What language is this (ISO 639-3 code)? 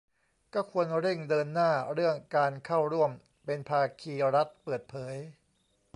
tha